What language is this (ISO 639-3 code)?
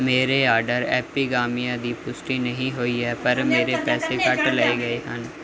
pan